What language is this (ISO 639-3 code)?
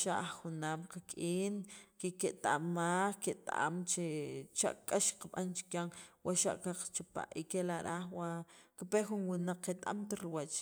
quv